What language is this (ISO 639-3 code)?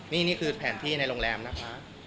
tha